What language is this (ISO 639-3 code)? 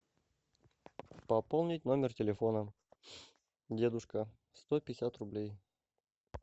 rus